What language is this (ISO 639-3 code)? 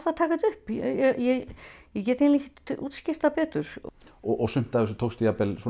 isl